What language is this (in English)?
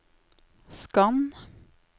Norwegian